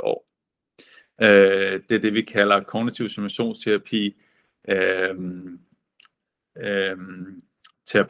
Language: Danish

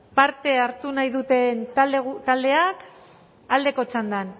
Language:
Basque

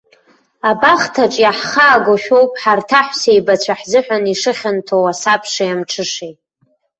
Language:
Abkhazian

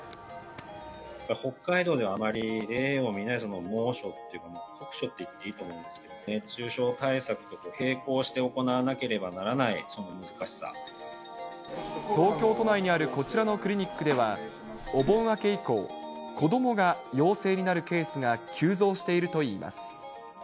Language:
Japanese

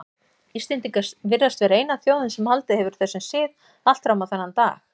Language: Icelandic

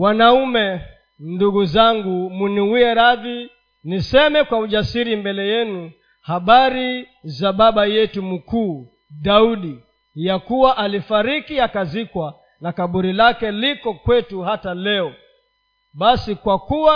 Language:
Swahili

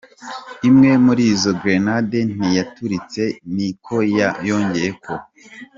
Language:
Kinyarwanda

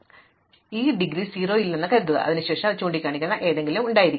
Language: Malayalam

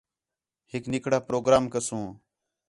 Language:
Khetrani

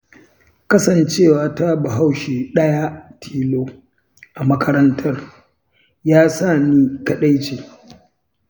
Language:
Hausa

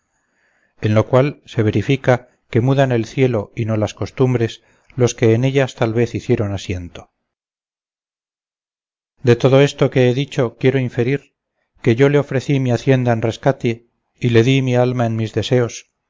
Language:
Spanish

